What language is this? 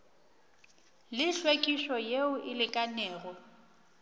Northern Sotho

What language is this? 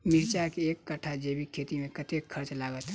Maithili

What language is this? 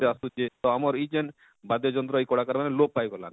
Odia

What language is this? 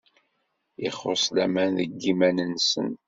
Kabyle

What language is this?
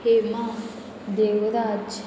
Konkani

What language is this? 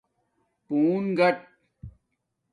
Domaaki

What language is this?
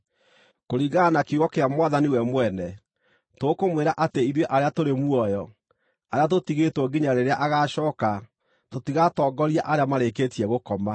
Kikuyu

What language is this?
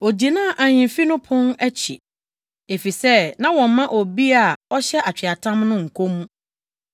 Akan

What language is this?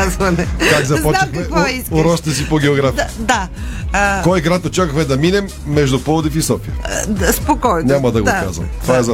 Bulgarian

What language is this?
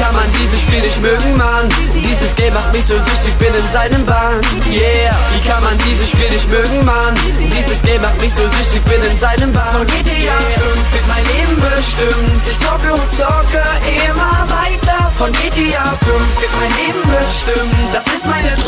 Bulgarian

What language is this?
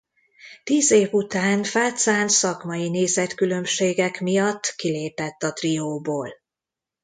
Hungarian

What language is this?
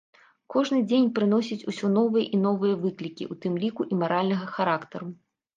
Belarusian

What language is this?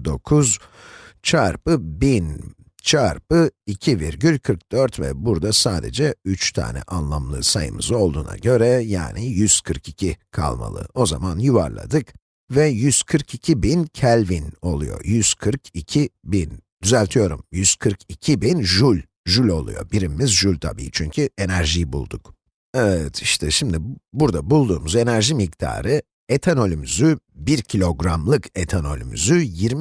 Turkish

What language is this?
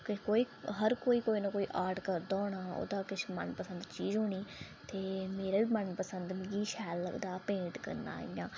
Dogri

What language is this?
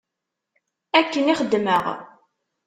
Kabyle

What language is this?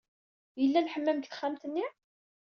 Kabyle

